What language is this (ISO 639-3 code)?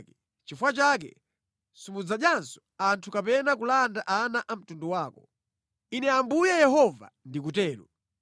nya